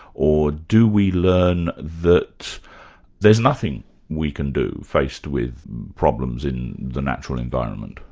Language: English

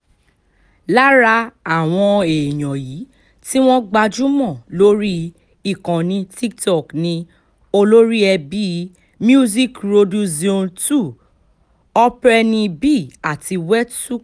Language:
Yoruba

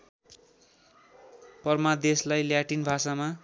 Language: Nepali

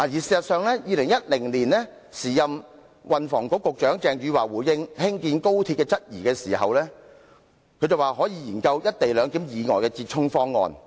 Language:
Cantonese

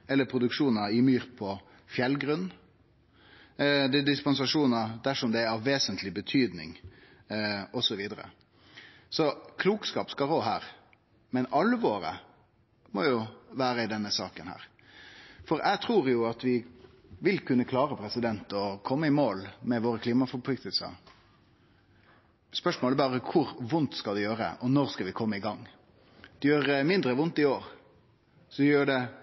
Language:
Norwegian Nynorsk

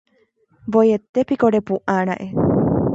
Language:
Guarani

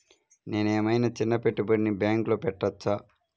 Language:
Telugu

